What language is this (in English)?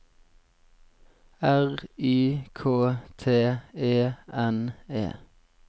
Norwegian